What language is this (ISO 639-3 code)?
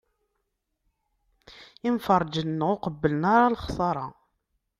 kab